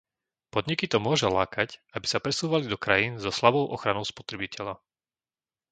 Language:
Slovak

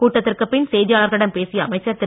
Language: Tamil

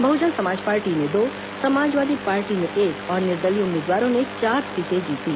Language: Hindi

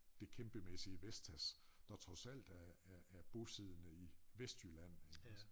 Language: Danish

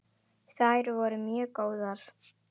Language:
Icelandic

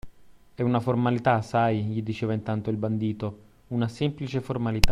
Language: Italian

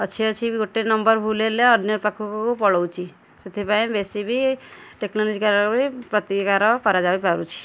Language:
Odia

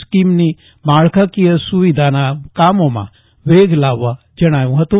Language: Gujarati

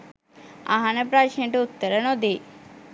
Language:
Sinhala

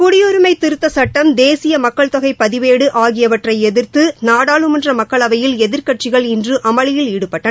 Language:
Tamil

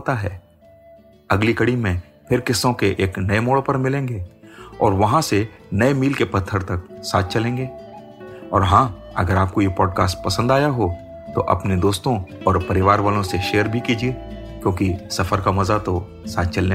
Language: Hindi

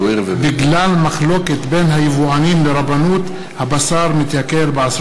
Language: Hebrew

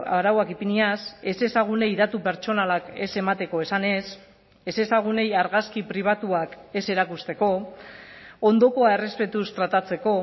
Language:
Basque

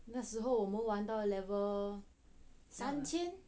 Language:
English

